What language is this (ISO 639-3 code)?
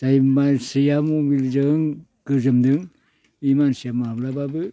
brx